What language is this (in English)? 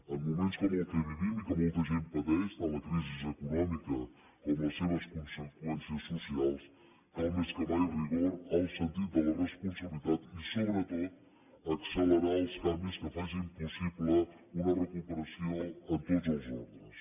Catalan